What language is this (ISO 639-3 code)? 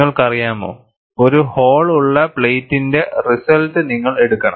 mal